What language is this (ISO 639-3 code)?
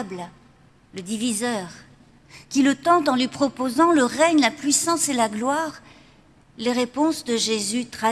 fra